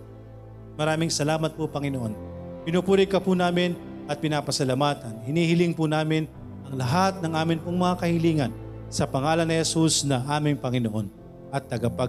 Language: Filipino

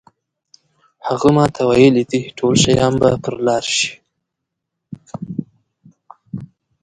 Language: Pashto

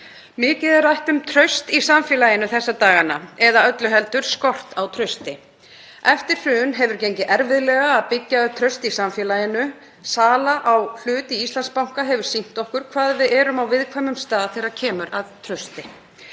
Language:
Icelandic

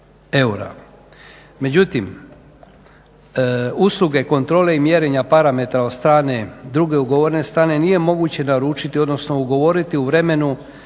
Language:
Croatian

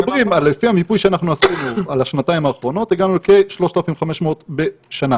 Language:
Hebrew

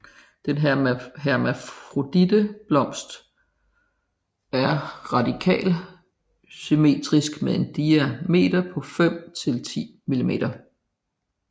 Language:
Danish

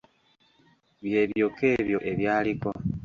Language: Ganda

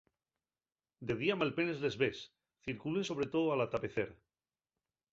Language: Asturian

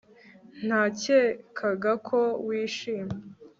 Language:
Kinyarwanda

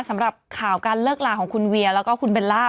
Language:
Thai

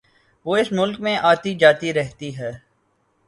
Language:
Urdu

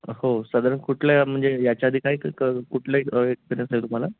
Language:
Marathi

